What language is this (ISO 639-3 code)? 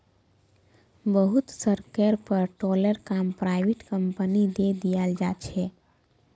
mag